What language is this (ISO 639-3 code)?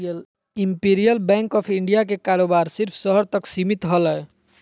mag